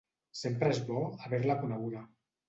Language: Catalan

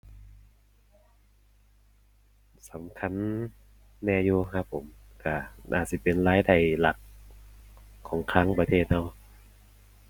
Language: Thai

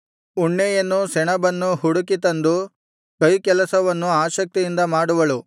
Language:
Kannada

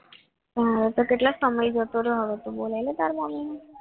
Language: Gujarati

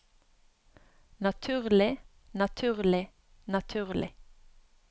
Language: Norwegian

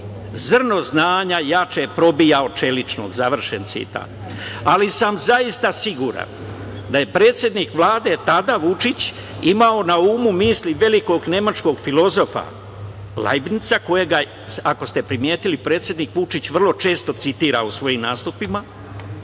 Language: Serbian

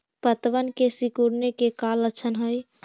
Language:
Magahi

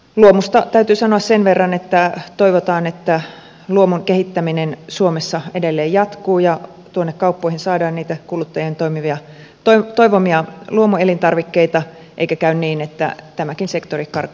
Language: Finnish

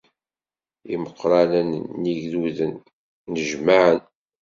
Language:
Kabyle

